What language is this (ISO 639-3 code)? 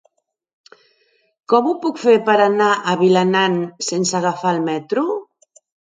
cat